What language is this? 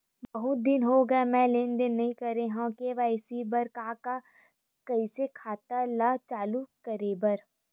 Chhattisgarhi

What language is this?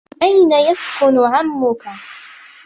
Arabic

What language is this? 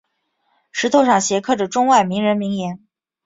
Chinese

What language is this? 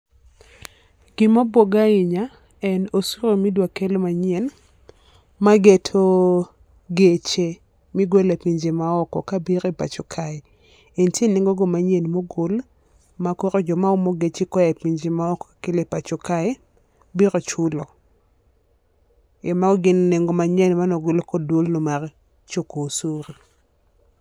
Luo (Kenya and Tanzania)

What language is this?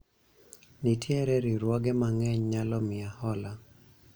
Luo (Kenya and Tanzania)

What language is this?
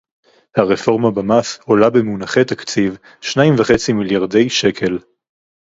Hebrew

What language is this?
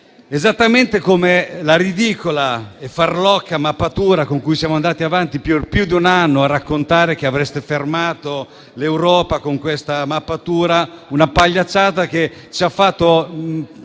Italian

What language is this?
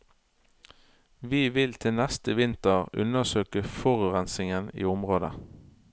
Norwegian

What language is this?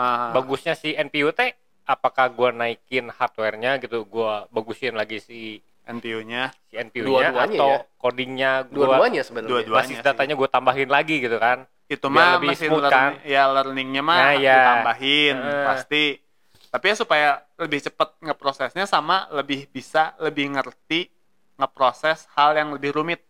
Indonesian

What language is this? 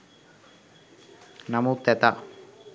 Sinhala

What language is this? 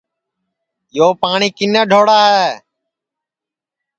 Sansi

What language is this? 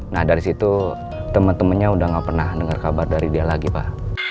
Indonesian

